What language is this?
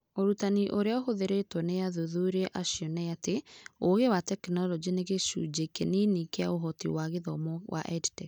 Kikuyu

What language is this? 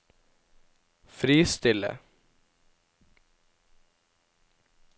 Norwegian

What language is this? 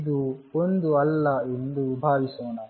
Kannada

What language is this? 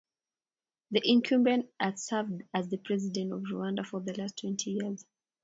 Kalenjin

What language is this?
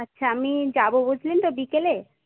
Bangla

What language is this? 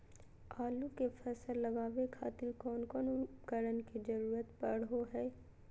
Magahi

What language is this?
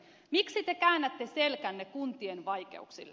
Finnish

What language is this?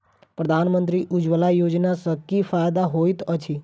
Maithili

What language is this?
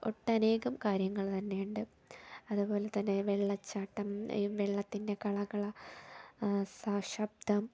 Malayalam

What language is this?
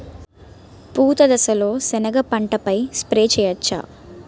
Telugu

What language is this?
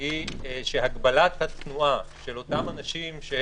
Hebrew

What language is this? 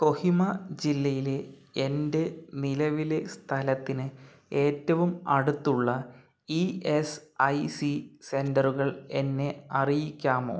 Malayalam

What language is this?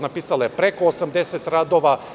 Serbian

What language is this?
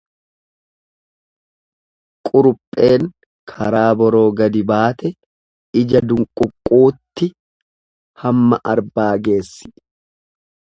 Oromo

